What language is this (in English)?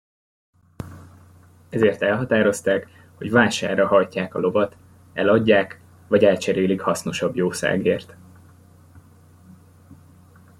Hungarian